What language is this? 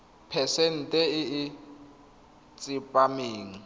Tswana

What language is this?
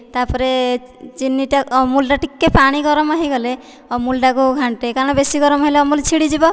Odia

